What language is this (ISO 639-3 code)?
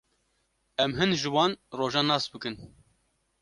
kur